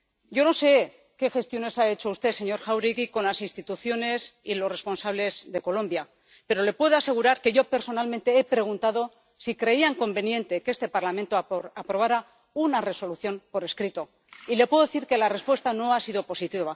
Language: Spanish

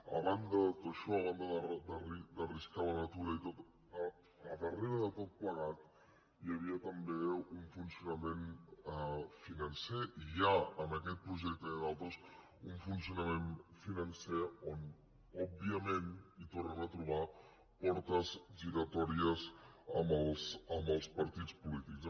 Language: Catalan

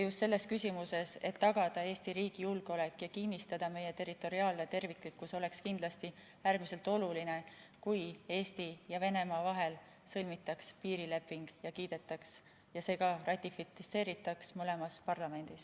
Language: Estonian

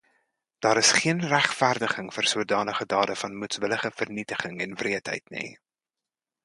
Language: Afrikaans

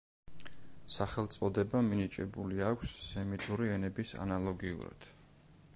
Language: Georgian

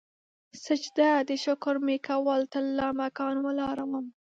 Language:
Pashto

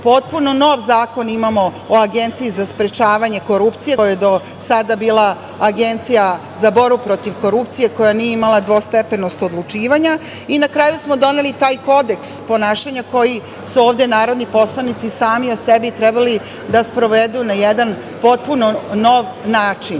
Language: Serbian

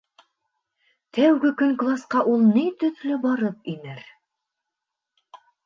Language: Bashkir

